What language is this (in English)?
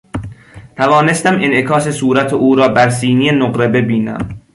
Persian